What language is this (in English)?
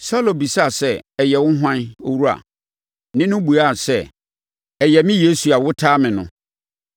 Akan